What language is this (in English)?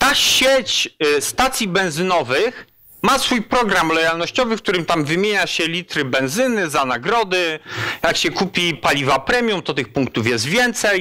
Polish